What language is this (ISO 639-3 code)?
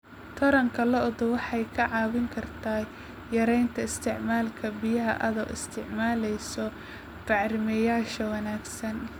som